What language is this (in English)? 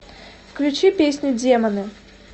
Russian